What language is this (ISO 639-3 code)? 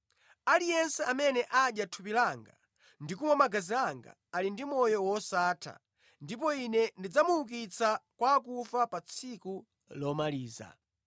nya